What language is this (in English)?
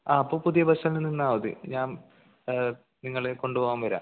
Malayalam